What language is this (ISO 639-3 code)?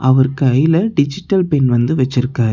tam